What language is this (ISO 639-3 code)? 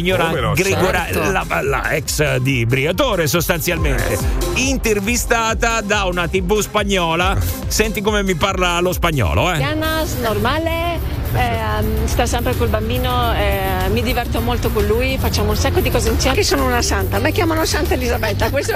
ita